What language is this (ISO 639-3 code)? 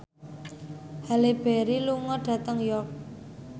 jav